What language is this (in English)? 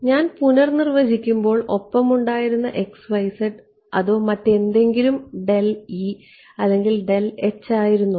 Malayalam